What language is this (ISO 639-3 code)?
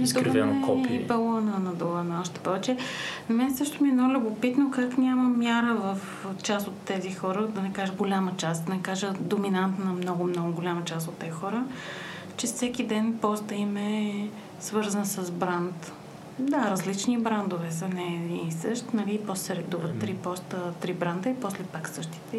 bul